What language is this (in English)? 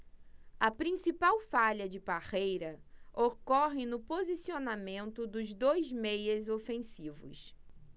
Portuguese